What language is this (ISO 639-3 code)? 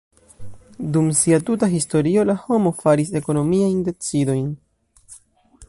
epo